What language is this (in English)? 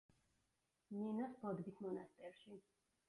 Georgian